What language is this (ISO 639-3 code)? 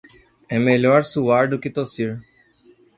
por